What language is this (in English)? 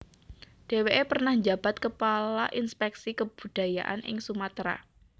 Javanese